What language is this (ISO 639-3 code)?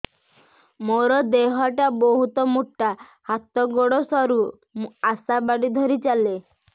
ori